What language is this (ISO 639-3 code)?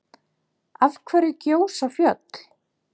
isl